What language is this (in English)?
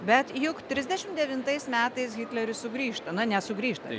Lithuanian